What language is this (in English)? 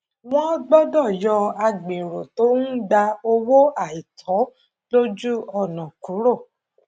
Yoruba